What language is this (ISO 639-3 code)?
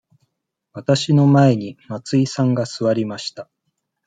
jpn